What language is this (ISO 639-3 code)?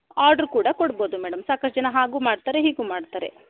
kan